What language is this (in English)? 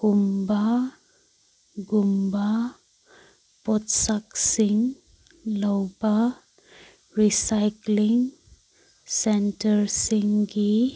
Manipuri